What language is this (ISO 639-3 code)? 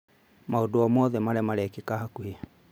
kik